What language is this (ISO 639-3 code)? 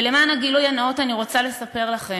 heb